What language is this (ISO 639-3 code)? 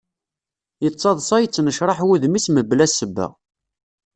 kab